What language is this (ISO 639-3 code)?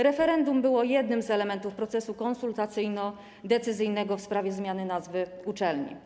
pol